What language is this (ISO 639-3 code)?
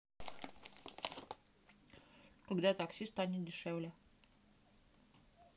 rus